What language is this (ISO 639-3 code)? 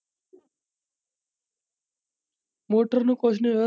pan